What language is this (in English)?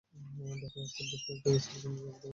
Bangla